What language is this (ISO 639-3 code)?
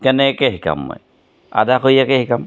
asm